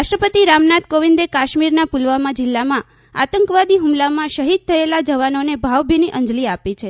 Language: Gujarati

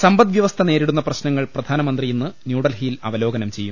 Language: Malayalam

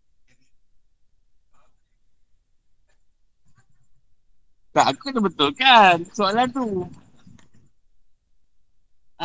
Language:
Malay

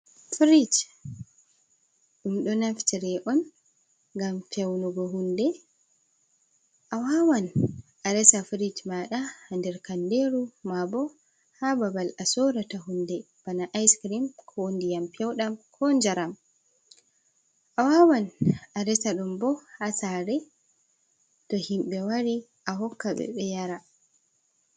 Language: Fula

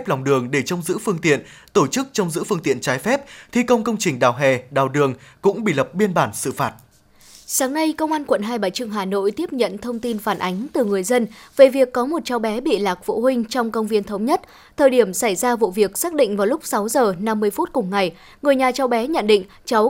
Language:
Vietnamese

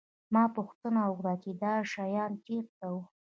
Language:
Pashto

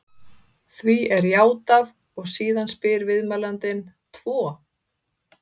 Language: Icelandic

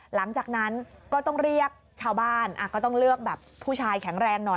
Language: Thai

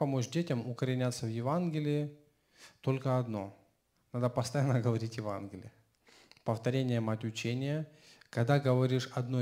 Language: Russian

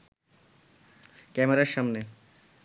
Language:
Bangla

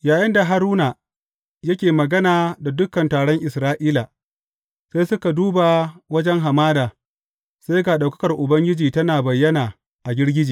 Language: Hausa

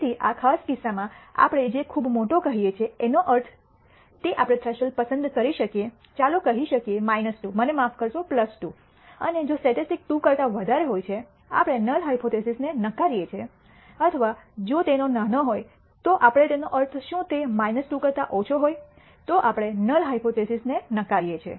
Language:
Gujarati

